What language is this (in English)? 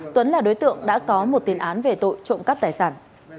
Vietnamese